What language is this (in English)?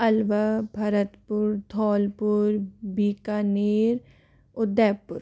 Hindi